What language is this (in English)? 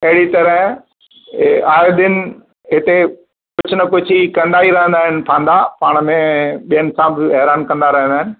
Sindhi